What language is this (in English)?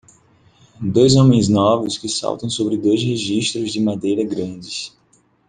Portuguese